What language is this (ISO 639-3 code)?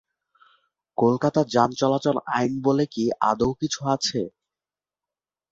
ben